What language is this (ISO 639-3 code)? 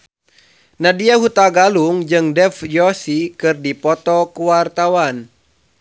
sun